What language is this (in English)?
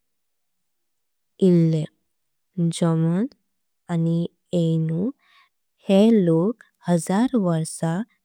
Konkani